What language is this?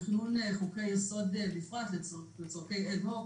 Hebrew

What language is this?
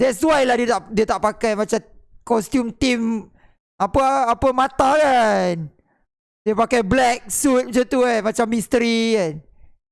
Malay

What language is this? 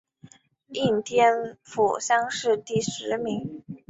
Chinese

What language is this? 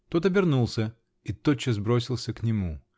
Russian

